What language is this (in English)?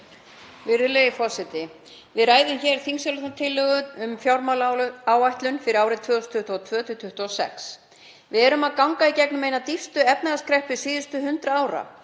Icelandic